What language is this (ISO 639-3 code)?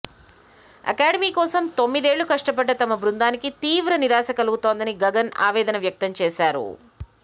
tel